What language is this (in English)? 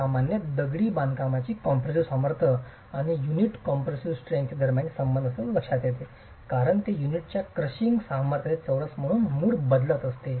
Marathi